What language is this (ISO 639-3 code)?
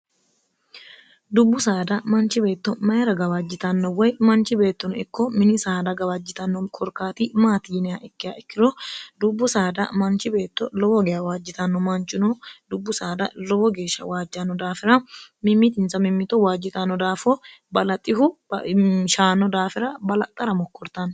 sid